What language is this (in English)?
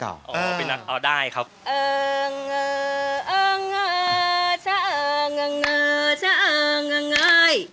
Thai